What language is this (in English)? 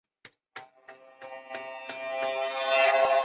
Chinese